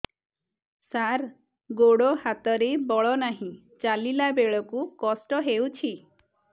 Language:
Odia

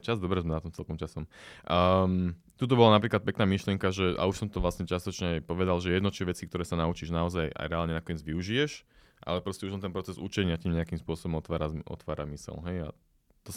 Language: Slovak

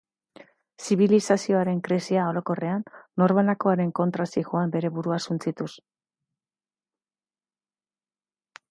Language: Basque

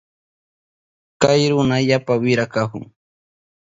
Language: Southern Pastaza Quechua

